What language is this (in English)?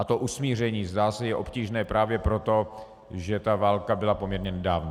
Czech